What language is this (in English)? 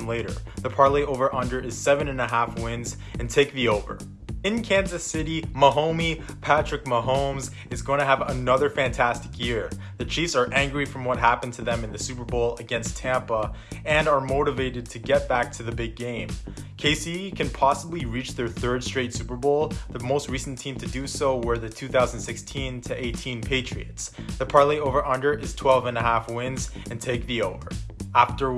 English